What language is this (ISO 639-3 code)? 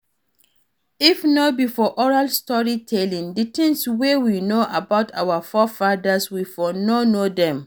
pcm